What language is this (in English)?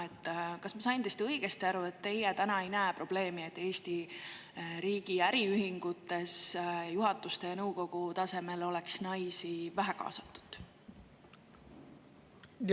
Estonian